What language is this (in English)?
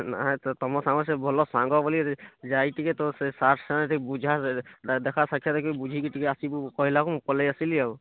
Odia